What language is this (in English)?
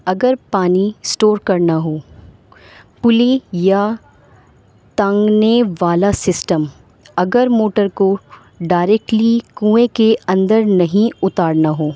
Urdu